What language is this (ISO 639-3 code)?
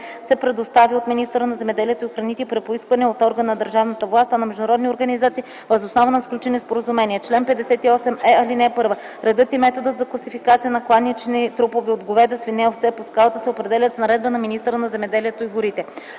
bul